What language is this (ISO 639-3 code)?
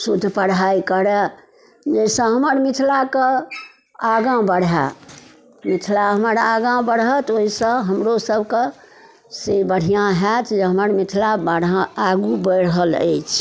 mai